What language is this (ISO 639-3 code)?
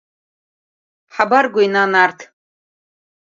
abk